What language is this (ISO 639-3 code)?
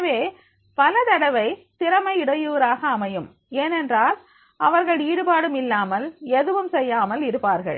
tam